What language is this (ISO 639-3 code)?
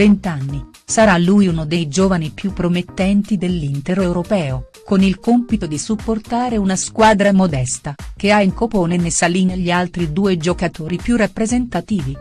ita